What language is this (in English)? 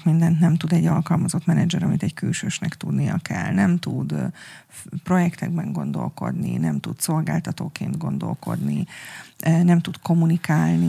Hungarian